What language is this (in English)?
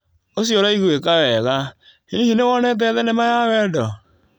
Kikuyu